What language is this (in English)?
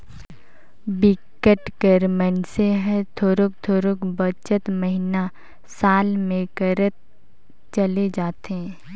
Chhattisgarhi